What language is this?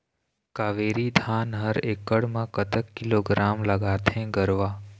Chhattisgarhi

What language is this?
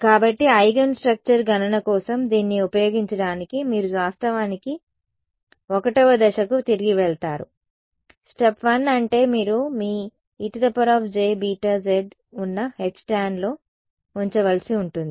Telugu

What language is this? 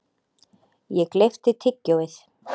Icelandic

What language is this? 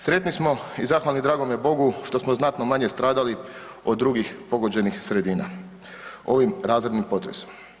Croatian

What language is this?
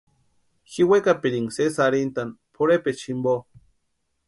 Western Highland Purepecha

